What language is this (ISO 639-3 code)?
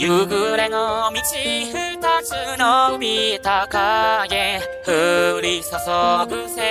tha